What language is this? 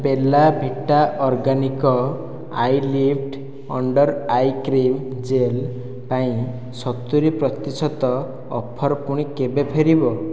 Odia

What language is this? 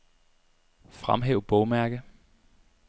Danish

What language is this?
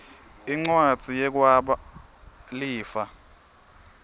Swati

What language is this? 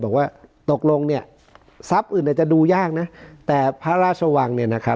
Thai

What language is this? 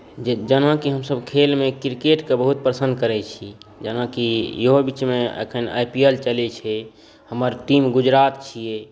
Maithili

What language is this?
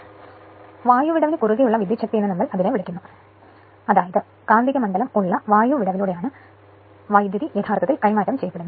Malayalam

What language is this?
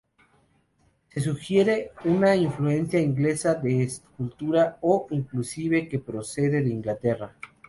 Spanish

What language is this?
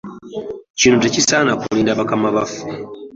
Ganda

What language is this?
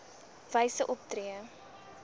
Afrikaans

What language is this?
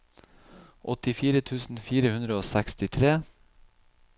Norwegian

